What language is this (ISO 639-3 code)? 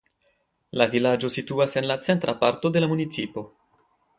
epo